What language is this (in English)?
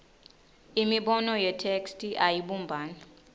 Swati